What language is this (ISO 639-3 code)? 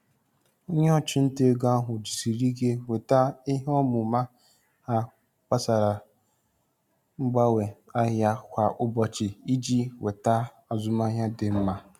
ibo